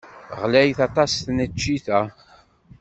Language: Kabyle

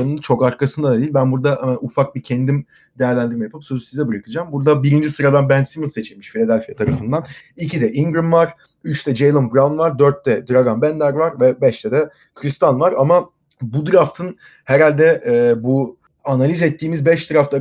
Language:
Turkish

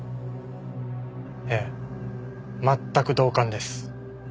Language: Japanese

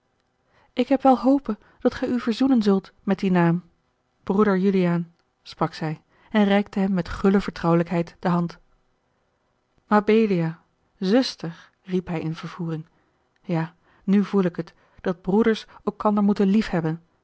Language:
Dutch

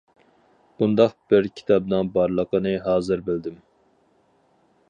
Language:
Uyghur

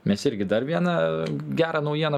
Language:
Lithuanian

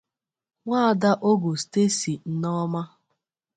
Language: Igbo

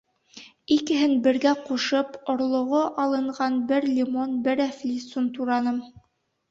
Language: Bashkir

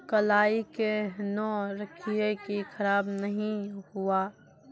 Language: Maithili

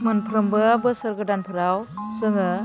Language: Bodo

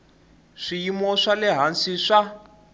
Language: Tsonga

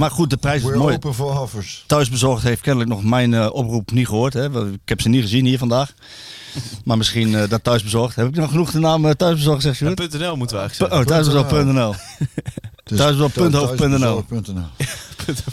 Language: Dutch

